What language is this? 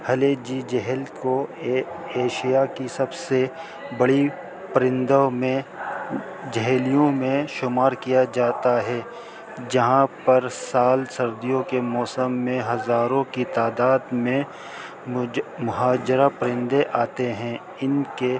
Urdu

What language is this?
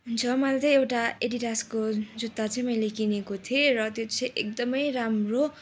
Nepali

